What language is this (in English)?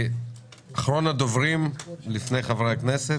Hebrew